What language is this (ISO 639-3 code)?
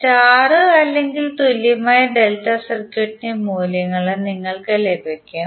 mal